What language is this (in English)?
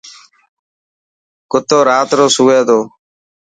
Dhatki